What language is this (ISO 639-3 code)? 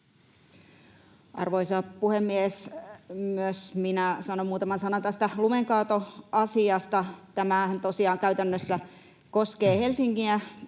fin